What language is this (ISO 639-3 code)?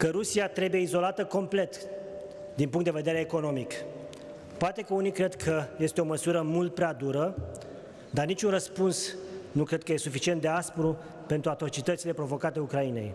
ron